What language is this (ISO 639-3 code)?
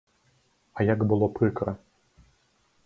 bel